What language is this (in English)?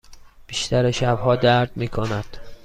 Persian